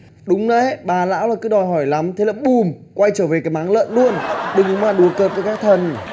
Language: Vietnamese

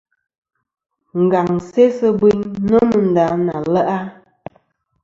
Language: Kom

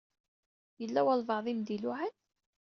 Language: Kabyle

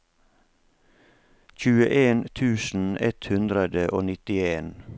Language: Norwegian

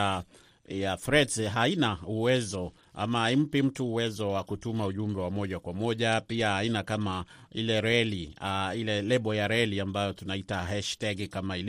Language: Swahili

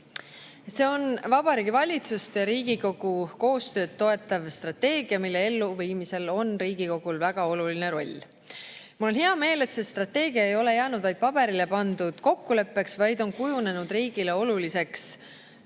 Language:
Estonian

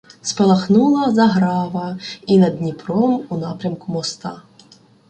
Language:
Ukrainian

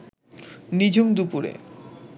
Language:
Bangla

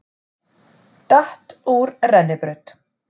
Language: Icelandic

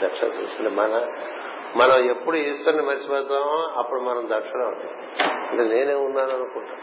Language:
Telugu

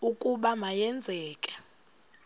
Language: Xhosa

